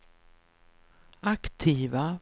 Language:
Swedish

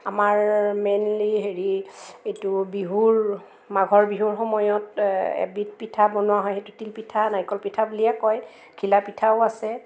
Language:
Assamese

